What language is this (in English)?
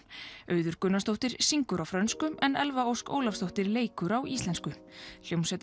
Icelandic